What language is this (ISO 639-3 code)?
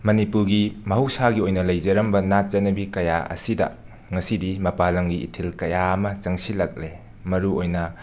mni